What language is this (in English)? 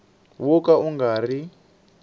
Tsonga